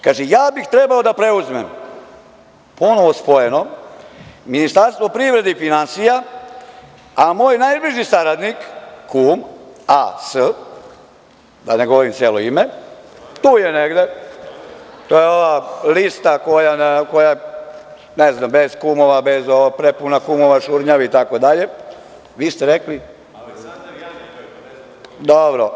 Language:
Serbian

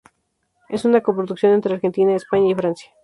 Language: Spanish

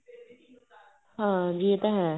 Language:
Punjabi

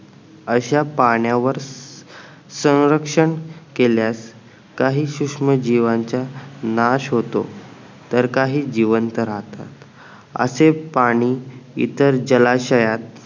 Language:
Marathi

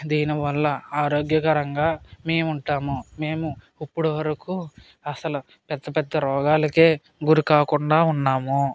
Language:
Telugu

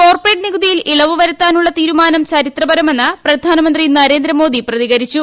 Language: Malayalam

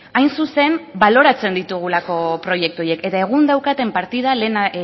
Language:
Basque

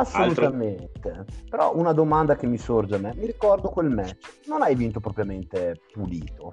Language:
Italian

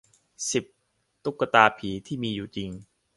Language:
Thai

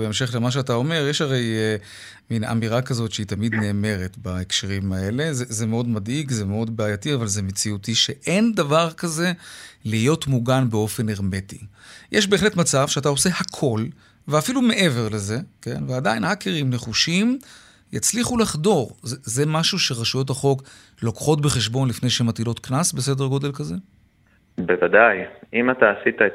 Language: Hebrew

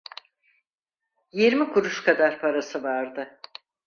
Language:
Turkish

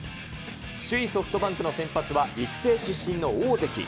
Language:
Japanese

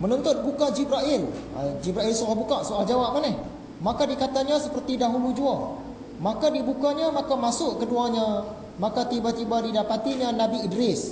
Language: Malay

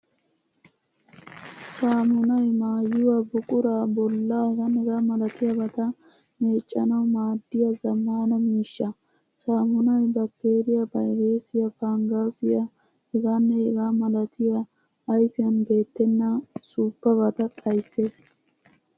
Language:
Wolaytta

